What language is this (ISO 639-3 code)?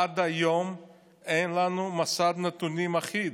heb